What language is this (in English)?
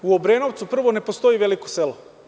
Serbian